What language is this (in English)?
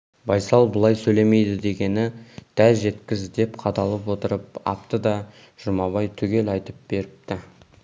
Kazakh